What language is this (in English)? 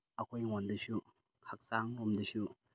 Manipuri